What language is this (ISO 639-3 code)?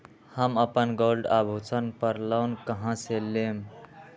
mag